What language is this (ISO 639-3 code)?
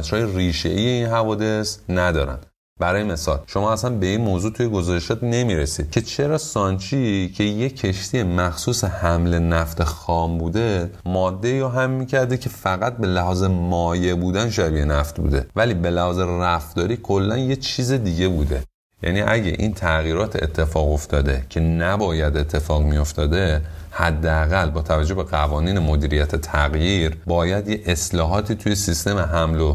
fas